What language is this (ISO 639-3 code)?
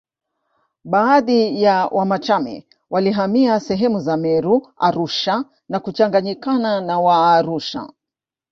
swa